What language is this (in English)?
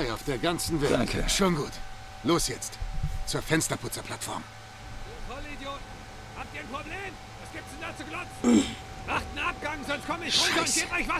German